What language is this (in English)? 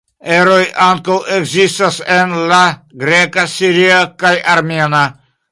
Esperanto